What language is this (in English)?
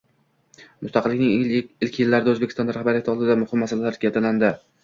Uzbek